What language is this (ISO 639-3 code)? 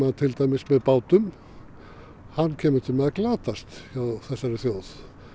isl